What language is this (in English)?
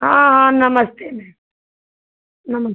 Hindi